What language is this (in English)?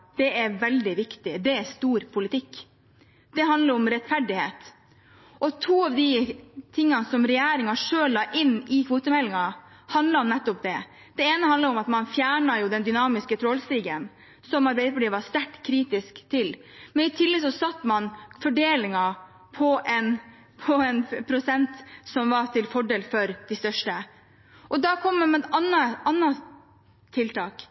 Norwegian Bokmål